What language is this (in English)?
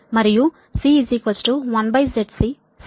Telugu